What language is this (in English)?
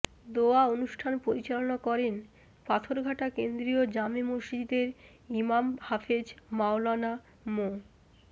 Bangla